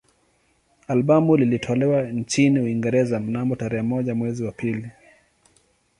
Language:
Swahili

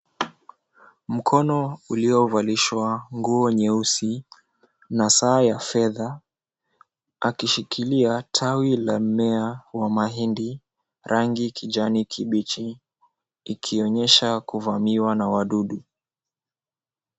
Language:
Swahili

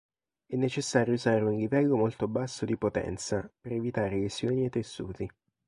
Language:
Italian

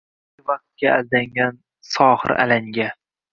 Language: Uzbek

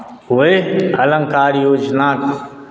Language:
Maithili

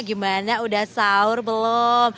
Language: Indonesian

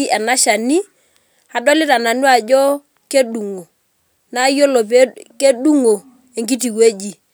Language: Masai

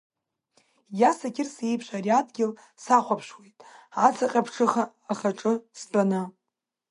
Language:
Abkhazian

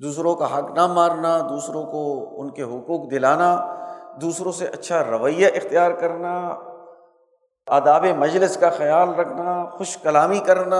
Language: Urdu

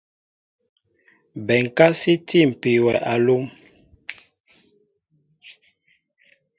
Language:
Mbo (Cameroon)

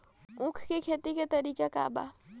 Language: Bhojpuri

